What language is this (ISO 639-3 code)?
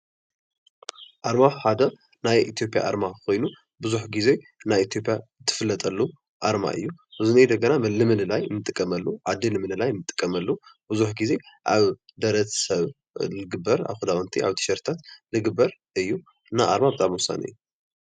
tir